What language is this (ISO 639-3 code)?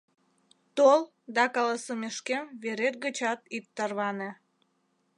chm